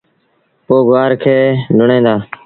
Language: Sindhi Bhil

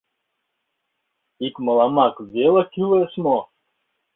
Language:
Mari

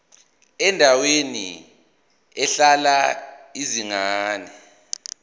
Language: Zulu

